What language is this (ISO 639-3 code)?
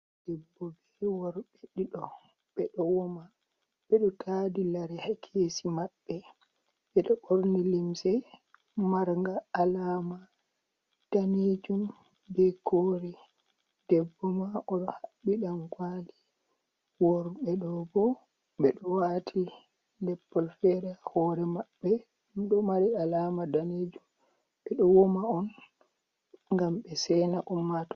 ful